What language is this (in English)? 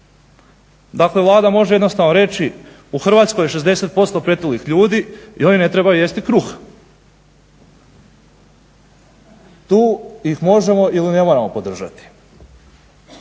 Croatian